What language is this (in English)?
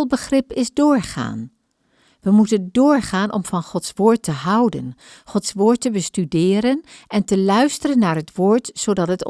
Dutch